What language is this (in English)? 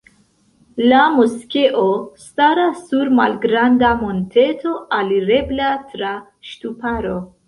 Esperanto